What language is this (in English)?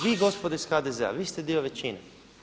Croatian